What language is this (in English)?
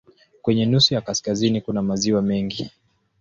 Swahili